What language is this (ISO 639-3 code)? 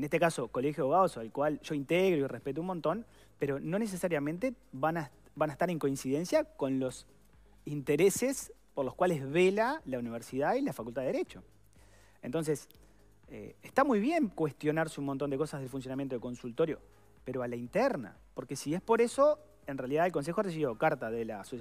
spa